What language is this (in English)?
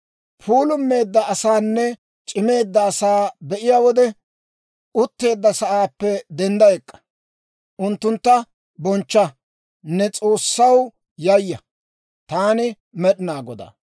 Dawro